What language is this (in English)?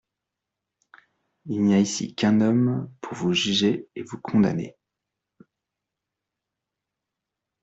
French